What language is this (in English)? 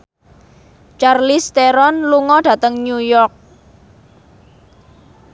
Javanese